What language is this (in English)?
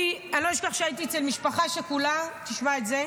Hebrew